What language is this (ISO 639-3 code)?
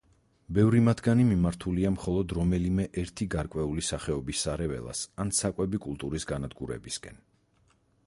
kat